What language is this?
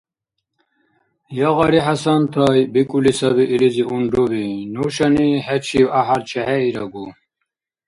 Dargwa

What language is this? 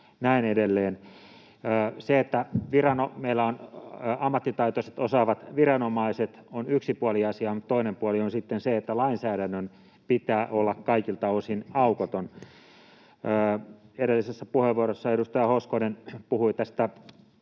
Finnish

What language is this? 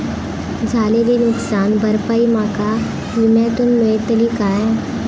Marathi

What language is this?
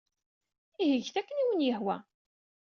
Kabyle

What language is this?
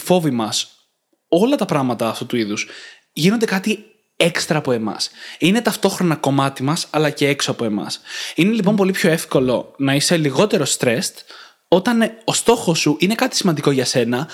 Greek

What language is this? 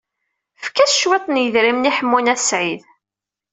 Kabyle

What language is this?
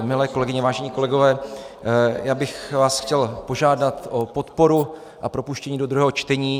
Czech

